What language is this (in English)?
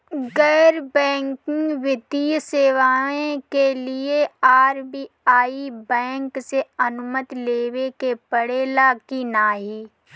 Bhojpuri